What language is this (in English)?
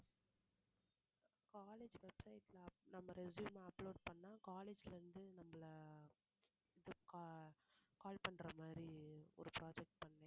Tamil